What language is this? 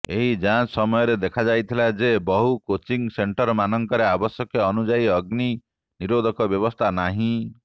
Odia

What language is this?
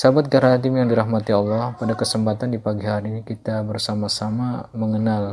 Indonesian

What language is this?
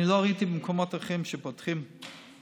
Hebrew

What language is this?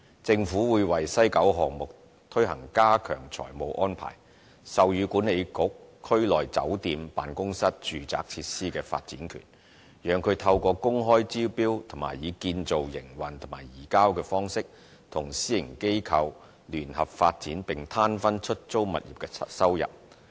Cantonese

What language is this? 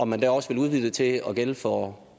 Danish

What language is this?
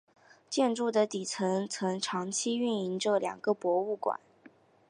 Chinese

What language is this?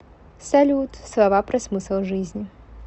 Russian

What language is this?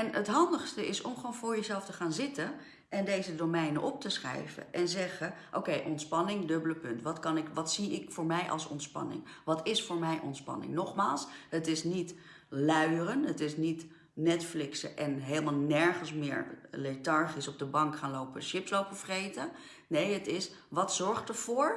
Dutch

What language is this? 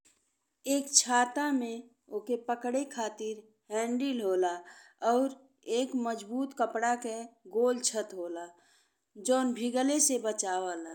Bhojpuri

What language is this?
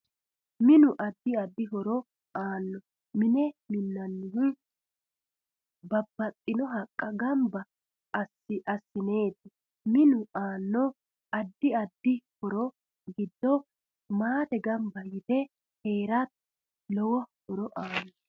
Sidamo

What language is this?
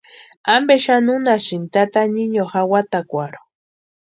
Western Highland Purepecha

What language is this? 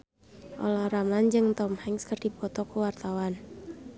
Sundanese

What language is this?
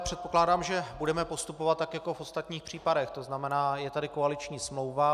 Czech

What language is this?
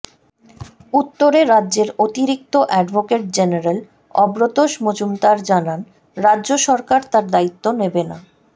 Bangla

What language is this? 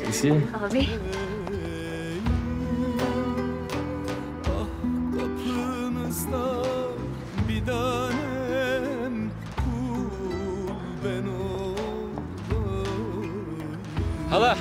Turkish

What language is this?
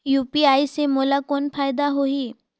Chhattisgarhi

